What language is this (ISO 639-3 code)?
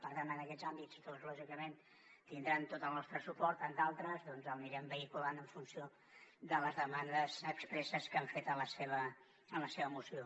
cat